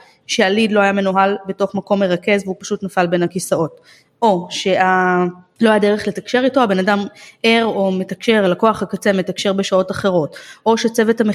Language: Hebrew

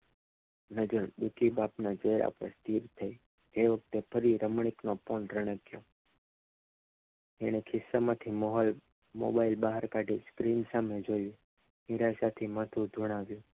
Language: Gujarati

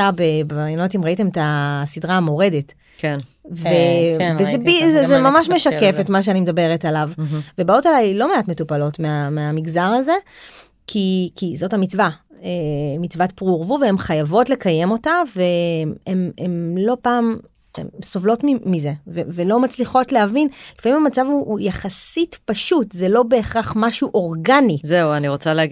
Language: Hebrew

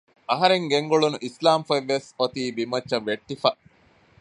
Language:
Divehi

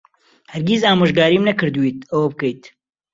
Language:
Central Kurdish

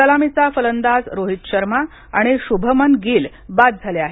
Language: Marathi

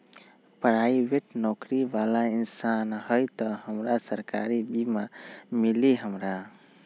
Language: Magahi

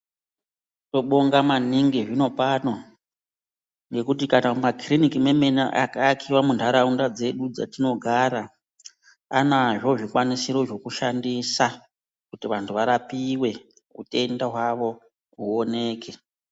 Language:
Ndau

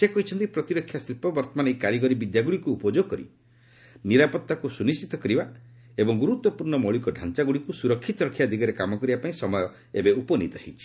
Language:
Odia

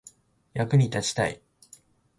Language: Japanese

